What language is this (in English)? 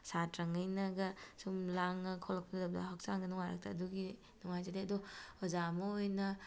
Manipuri